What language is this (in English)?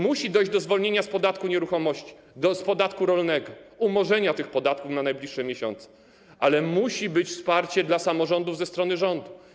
Polish